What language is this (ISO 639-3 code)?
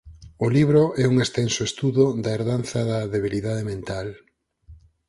glg